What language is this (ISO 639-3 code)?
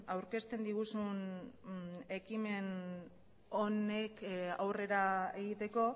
eus